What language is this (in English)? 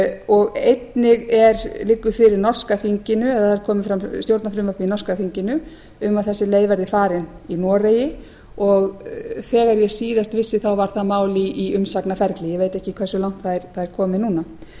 Icelandic